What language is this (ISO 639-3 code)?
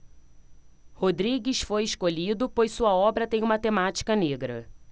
por